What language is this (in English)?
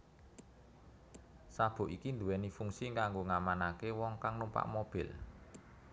Javanese